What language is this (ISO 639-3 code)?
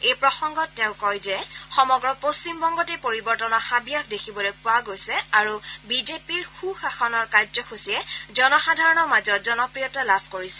asm